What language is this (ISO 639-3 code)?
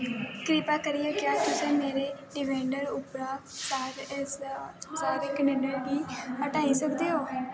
doi